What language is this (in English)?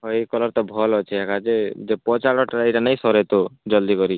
Odia